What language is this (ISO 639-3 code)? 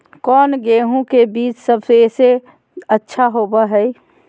mag